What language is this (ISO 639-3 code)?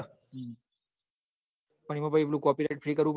guj